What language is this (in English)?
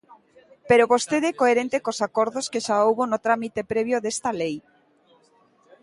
Galician